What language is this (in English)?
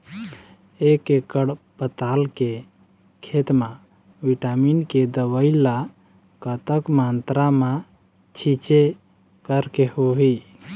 Chhattisgarhi